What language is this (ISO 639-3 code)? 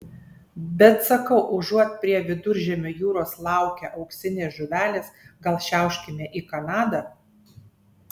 lit